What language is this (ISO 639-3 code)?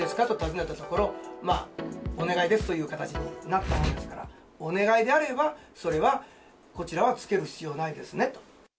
jpn